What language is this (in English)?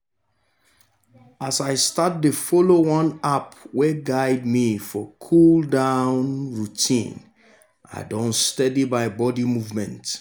Nigerian Pidgin